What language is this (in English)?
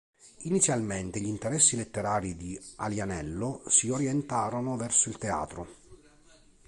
Italian